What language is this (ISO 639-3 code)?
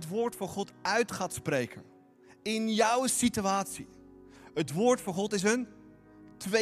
nld